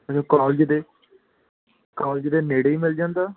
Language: Punjabi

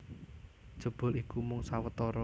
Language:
Javanese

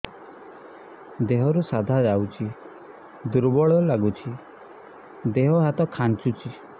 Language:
Odia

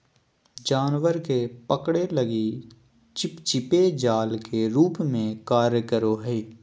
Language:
Magahi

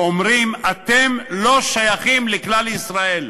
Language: Hebrew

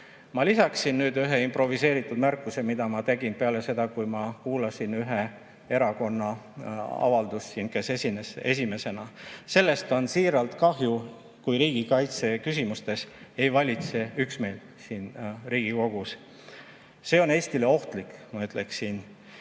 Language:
Estonian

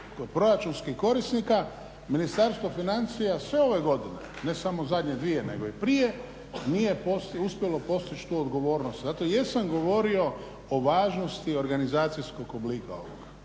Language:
Croatian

